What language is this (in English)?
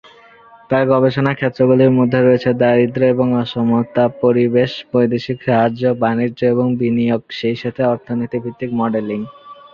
Bangla